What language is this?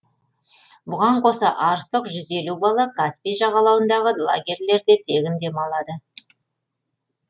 Kazakh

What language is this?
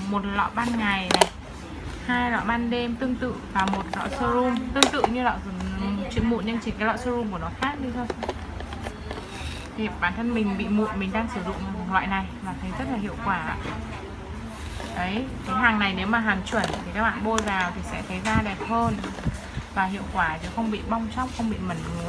Vietnamese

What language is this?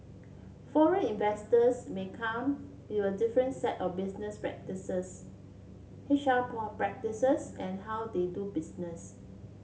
English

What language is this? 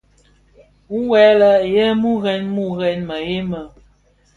Bafia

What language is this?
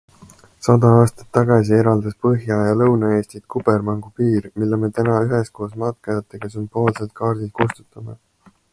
Estonian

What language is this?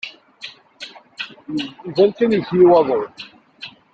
Kabyle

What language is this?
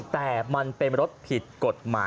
Thai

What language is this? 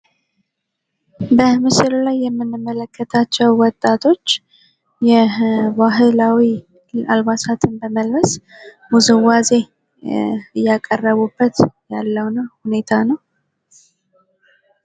Amharic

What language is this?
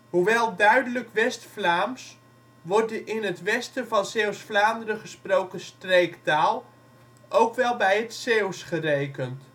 Dutch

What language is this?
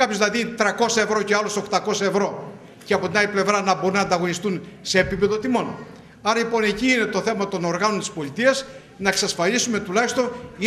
Greek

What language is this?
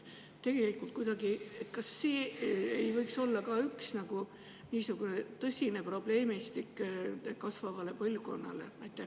Estonian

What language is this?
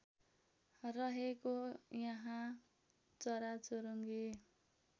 Nepali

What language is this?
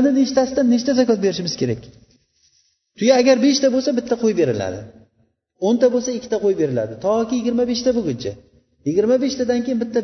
Bulgarian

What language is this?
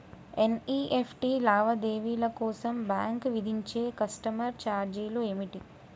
Telugu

